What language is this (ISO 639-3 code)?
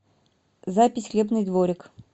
rus